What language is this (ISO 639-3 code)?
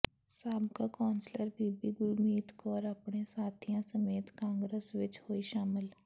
pan